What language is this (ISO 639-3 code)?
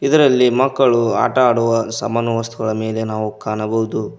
kan